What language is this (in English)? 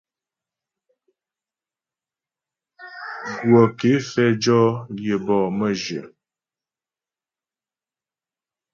Ghomala